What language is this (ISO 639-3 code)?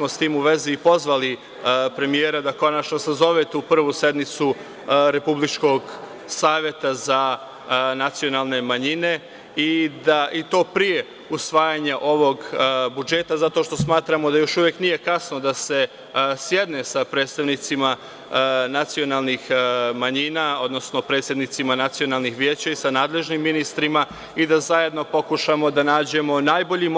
srp